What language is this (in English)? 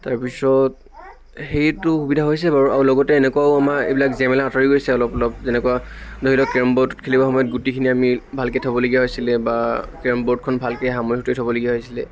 Assamese